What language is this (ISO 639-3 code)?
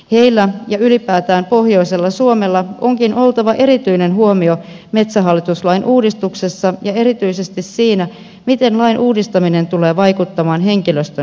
fin